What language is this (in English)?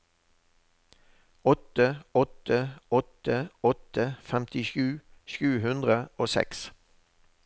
Norwegian